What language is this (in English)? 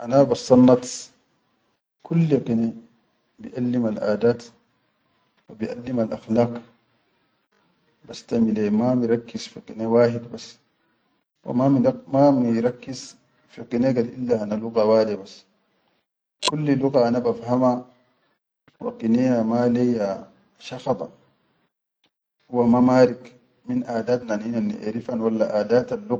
Chadian Arabic